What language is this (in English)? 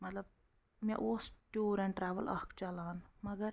Kashmiri